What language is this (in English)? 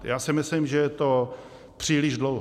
Czech